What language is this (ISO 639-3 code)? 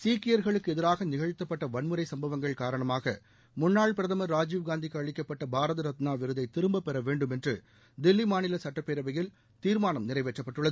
tam